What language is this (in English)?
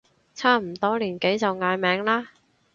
Cantonese